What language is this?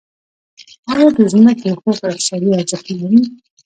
Pashto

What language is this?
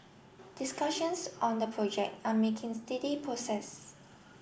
English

